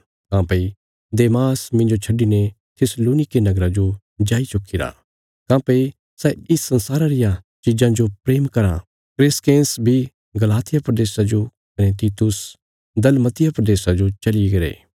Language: Bilaspuri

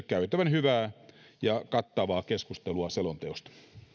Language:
Finnish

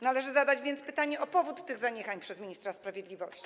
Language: Polish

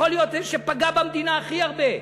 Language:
Hebrew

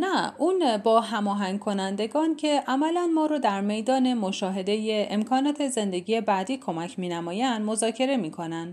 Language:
Persian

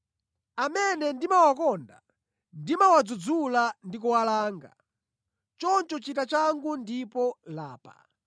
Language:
Nyanja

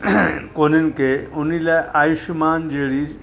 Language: Sindhi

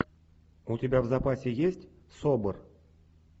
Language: Russian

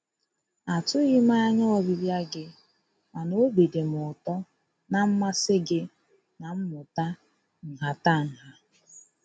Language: Igbo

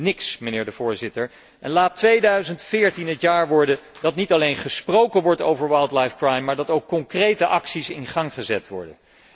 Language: Dutch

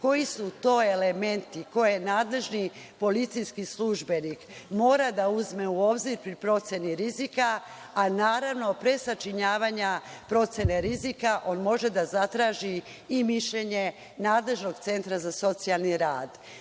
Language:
Serbian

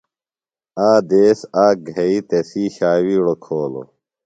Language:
Phalura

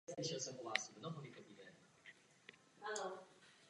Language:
Czech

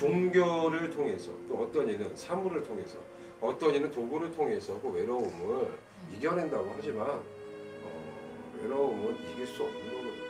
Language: Korean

